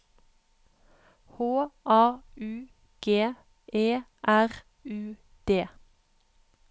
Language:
Norwegian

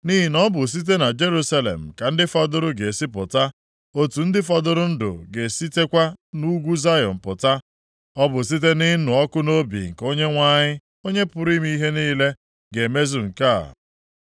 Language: Igbo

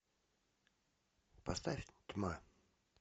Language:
Russian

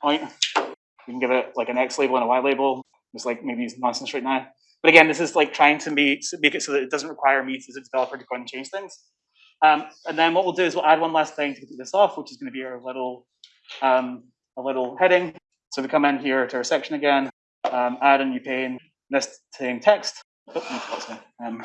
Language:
English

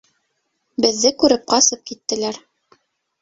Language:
Bashkir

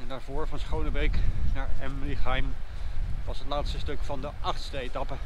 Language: Dutch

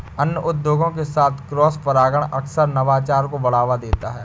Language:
Hindi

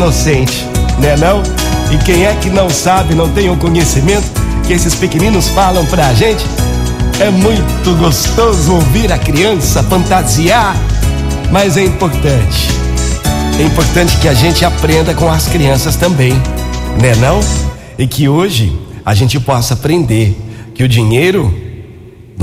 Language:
Portuguese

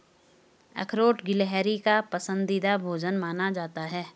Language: Hindi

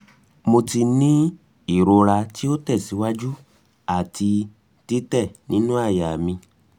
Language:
Yoruba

